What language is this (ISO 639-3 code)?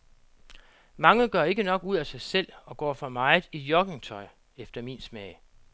dan